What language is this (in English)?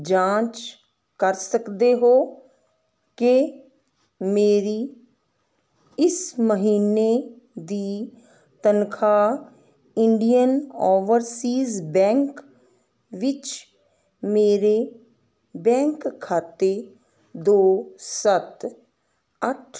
Punjabi